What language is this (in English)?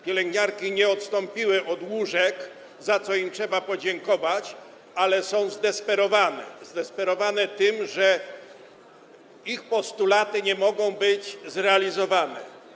Polish